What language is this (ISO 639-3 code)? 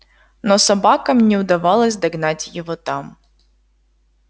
rus